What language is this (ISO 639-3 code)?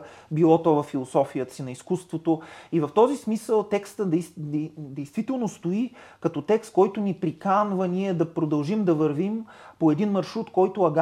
bul